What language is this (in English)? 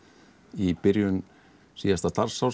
Icelandic